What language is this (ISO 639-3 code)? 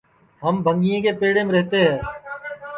ssi